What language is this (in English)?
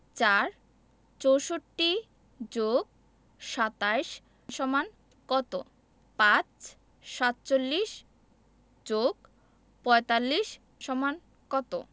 Bangla